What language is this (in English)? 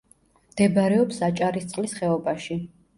Georgian